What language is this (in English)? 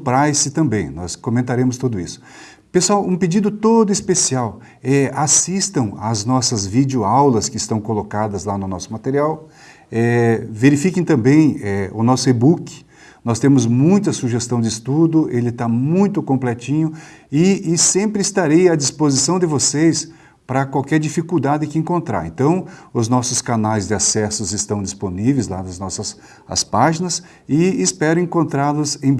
Portuguese